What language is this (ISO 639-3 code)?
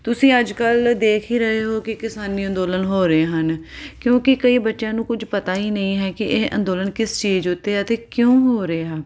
pan